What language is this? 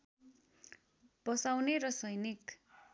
Nepali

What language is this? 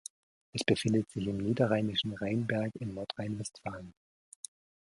German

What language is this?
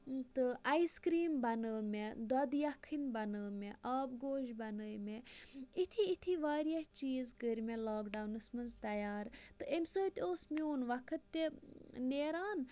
Kashmiri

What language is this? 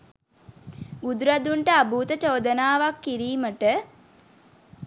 Sinhala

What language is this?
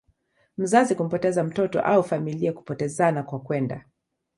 Swahili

